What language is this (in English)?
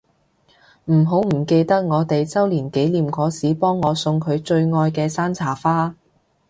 Cantonese